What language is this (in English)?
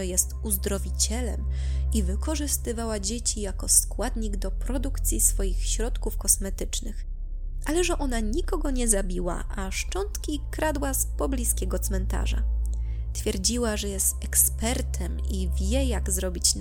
Polish